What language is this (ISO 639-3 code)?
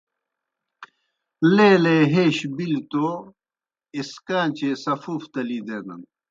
plk